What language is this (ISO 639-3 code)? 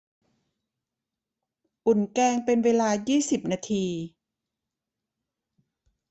tha